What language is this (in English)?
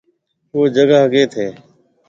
Marwari (Pakistan)